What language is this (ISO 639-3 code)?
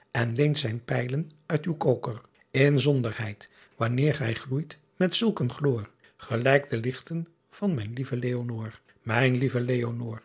nld